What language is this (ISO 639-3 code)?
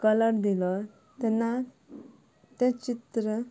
kok